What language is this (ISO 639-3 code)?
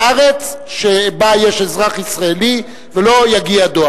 heb